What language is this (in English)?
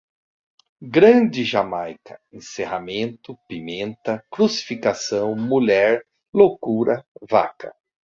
Portuguese